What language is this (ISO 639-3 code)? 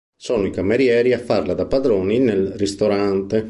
ita